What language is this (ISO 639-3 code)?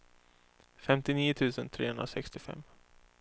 swe